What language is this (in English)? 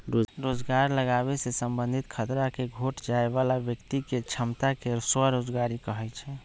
Magahi